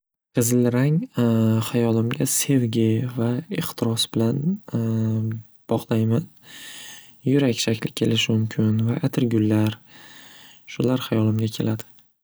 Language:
Uzbek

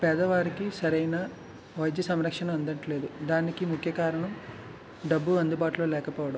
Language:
Telugu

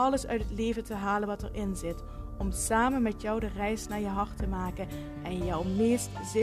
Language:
Dutch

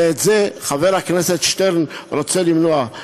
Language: Hebrew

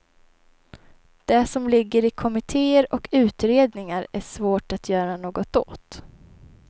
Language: Swedish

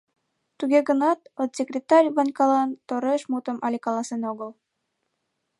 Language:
Mari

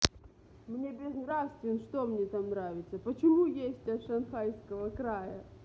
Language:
Russian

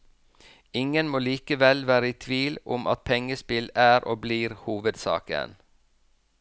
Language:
Norwegian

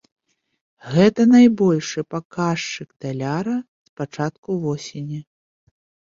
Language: Belarusian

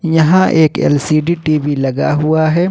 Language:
Hindi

